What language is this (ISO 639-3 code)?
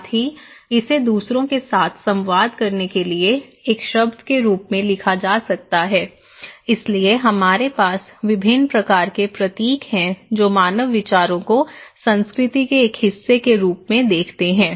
hin